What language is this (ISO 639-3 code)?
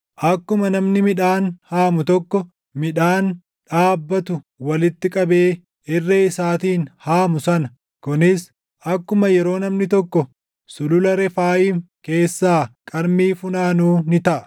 orm